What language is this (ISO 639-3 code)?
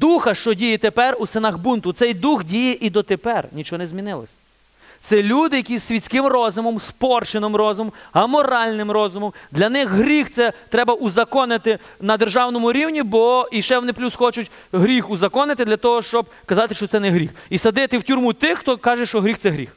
ukr